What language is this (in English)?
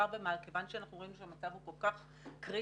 Hebrew